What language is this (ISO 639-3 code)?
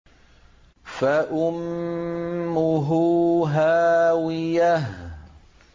ara